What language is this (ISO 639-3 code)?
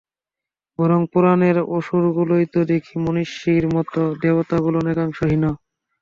ben